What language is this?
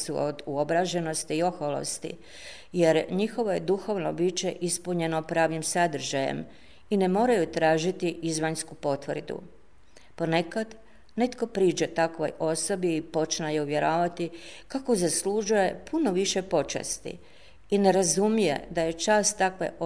Croatian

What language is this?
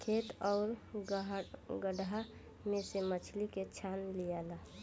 Bhojpuri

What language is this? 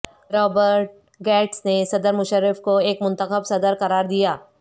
Urdu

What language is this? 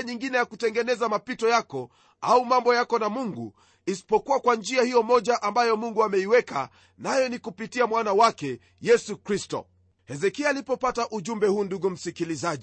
Swahili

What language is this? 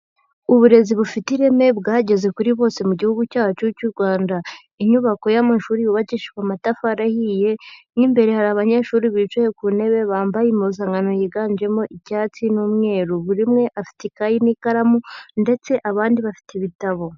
Kinyarwanda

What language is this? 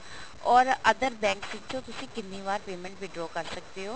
Punjabi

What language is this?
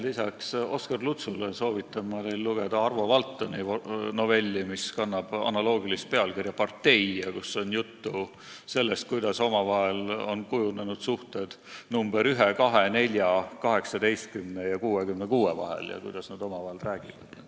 Estonian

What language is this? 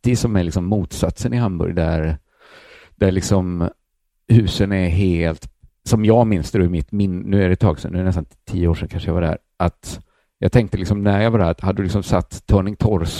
Swedish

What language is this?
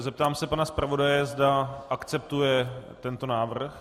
Czech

